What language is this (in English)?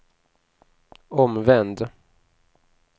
Swedish